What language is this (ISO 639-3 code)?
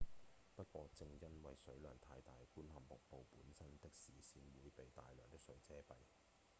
yue